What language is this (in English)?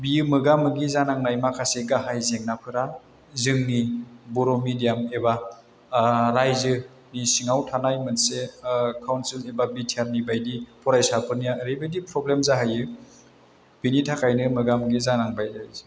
Bodo